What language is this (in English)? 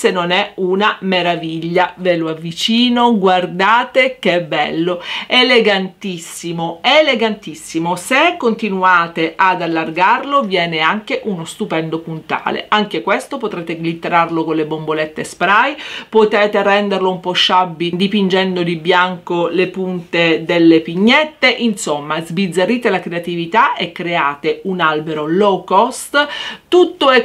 Italian